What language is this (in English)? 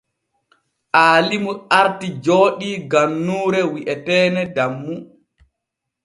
Borgu Fulfulde